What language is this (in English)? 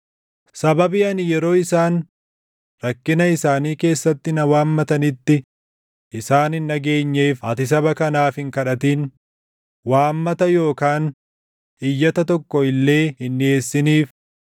Oromo